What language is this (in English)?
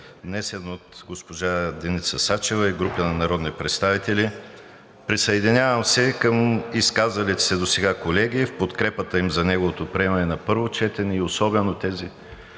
Bulgarian